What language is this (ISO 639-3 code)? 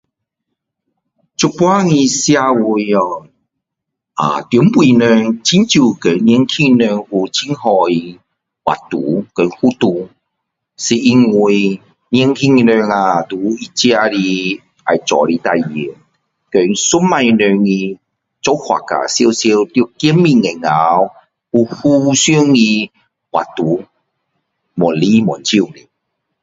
cdo